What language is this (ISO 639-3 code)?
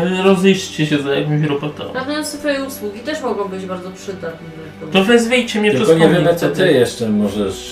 pol